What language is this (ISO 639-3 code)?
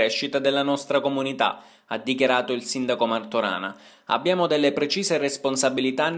ita